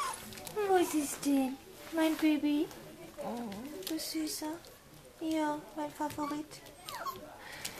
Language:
Latvian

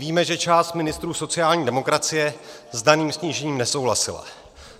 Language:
Czech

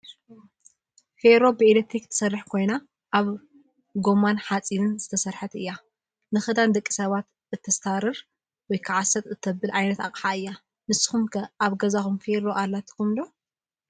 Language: Tigrinya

